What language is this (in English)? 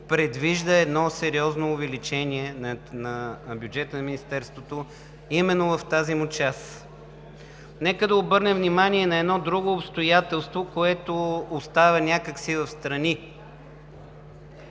Bulgarian